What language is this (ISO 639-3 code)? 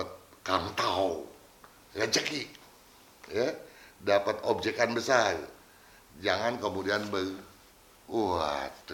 ind